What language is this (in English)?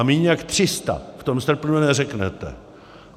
Czech